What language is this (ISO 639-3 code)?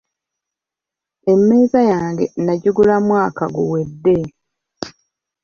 lug